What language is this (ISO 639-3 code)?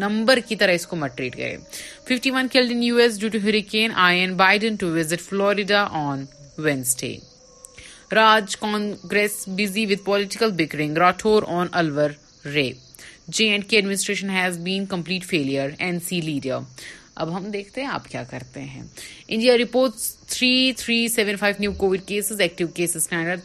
urd